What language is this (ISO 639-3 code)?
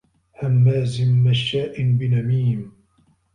ara